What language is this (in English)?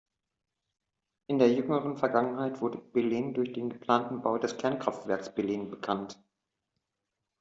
German